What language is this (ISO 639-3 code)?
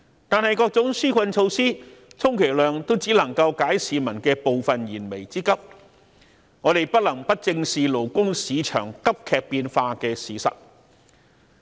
yue